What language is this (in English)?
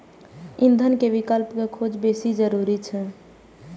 Maithili